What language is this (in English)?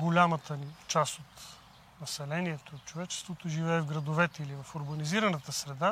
Bulgarian